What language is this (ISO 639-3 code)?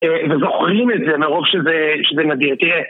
heb